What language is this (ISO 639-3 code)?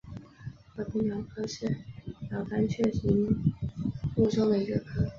zho